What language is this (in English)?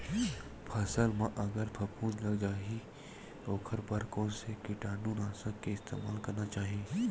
Chhattisgarhi